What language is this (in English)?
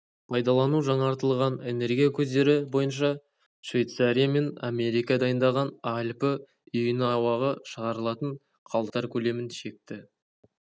Kazakh